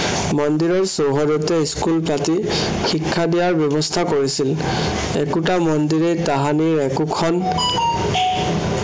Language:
Assamese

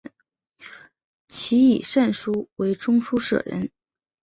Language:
Chinese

